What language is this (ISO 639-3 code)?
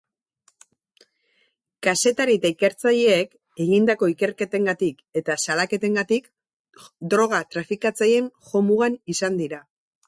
eus